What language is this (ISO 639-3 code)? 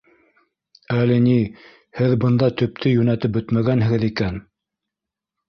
bak